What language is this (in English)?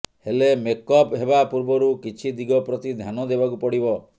Odia